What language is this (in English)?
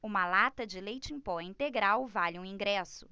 Portuguese